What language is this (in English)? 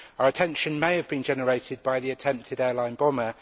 English